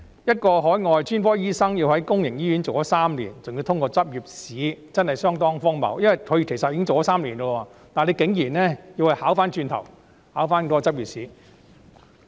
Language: Cantonese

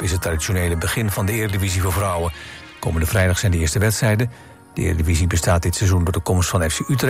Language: Dutch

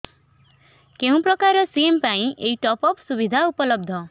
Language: Odia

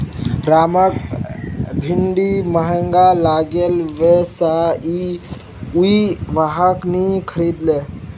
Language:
Magahi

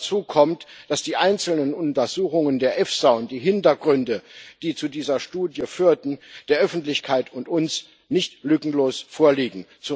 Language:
German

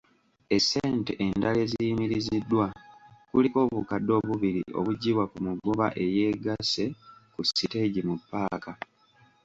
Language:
Ganda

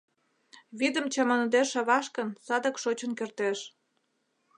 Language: Mari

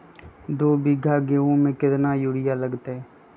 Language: Magahi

